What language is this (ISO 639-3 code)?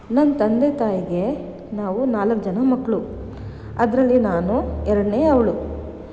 kan